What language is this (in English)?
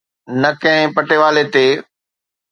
Sindhi